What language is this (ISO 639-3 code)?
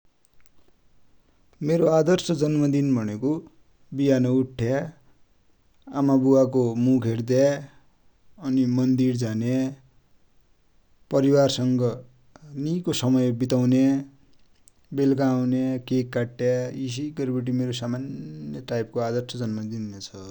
dty